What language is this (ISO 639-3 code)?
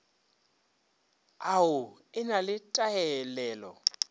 nso